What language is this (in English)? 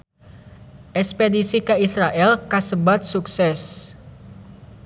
Sundanese